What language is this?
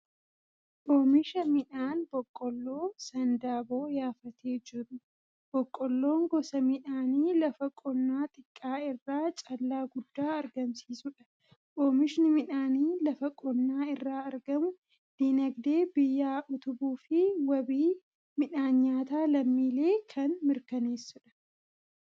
Oromo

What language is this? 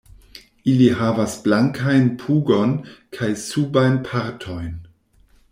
Esperanto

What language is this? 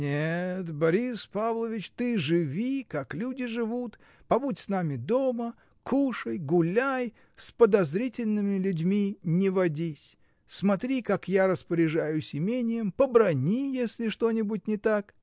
Russian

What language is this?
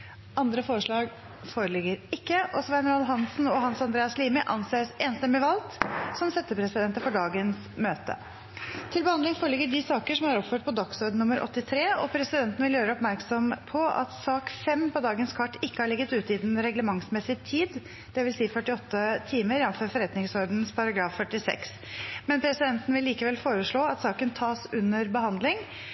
Norwegian Bokmål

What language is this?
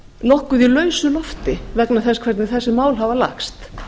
Icelandic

